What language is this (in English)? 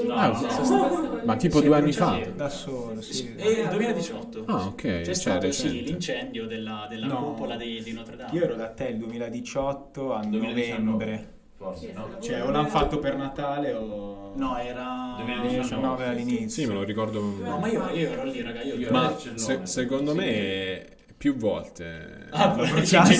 Italian